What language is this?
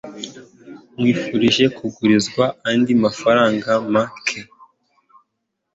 Kinyarwanda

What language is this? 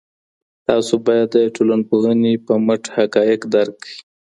Pashto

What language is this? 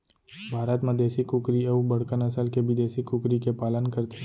Chhattisgarhi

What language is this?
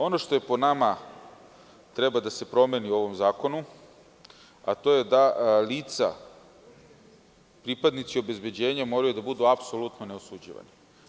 Serbian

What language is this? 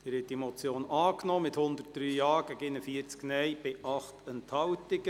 Swiss German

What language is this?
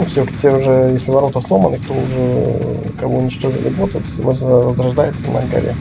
Russian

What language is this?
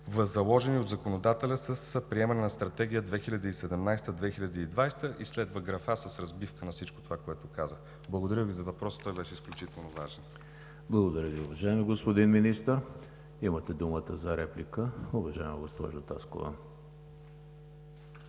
Bulgarian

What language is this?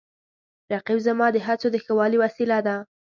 Pashto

